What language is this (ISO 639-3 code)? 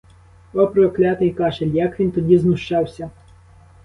ukr